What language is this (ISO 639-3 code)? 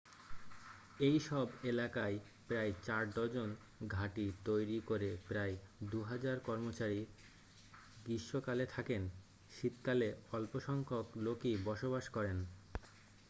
ben